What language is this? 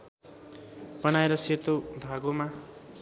Nepali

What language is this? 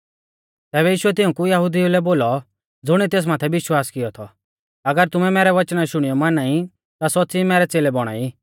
Mahasu Pahari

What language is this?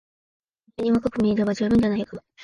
Japanese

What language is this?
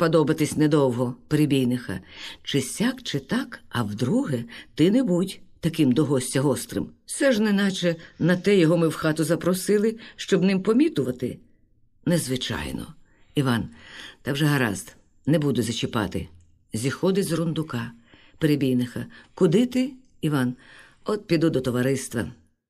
Ukrainian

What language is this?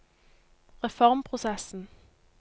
Norwegian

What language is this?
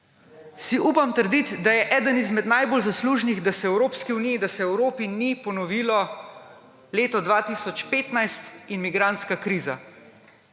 Slovenian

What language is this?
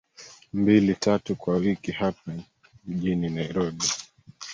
Swahili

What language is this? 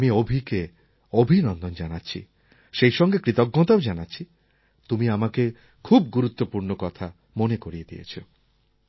Bangla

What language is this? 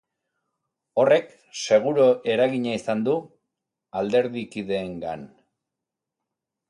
Basque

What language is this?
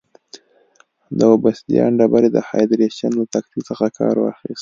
Pashto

